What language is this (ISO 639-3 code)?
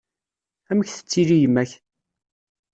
kab